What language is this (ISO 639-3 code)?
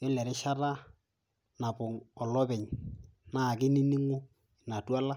mas